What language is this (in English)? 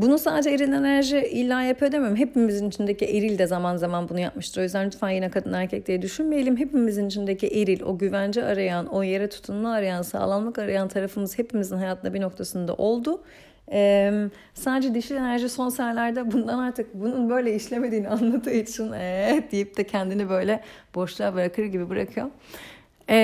Turkish